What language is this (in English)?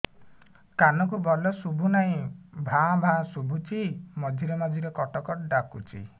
Odia